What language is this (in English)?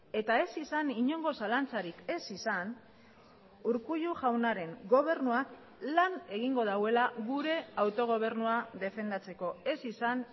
Basque